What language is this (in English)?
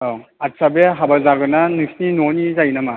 Bodo